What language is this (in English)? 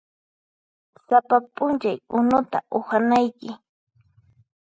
Puno Quechua